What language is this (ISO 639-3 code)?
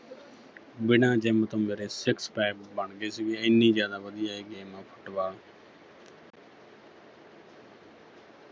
pan